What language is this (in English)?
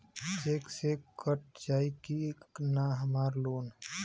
Bhojpuri